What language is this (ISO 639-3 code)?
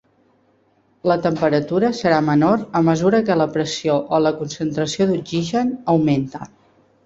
cat